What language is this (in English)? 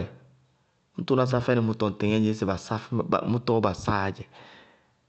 Bago-Kusuntu